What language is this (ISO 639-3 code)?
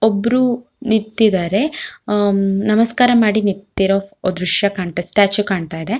kan